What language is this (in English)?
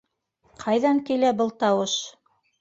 Bashkir